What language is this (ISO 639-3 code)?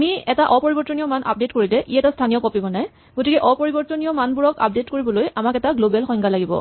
asm